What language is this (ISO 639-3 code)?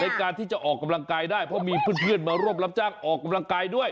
tha